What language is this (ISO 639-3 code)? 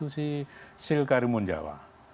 ind